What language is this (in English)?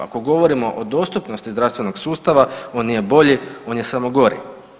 Croatian